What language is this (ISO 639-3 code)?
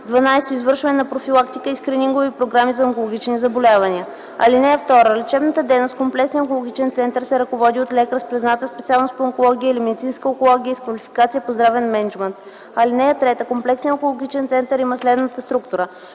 bul